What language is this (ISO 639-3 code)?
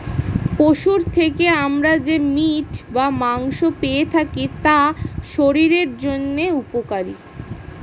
ben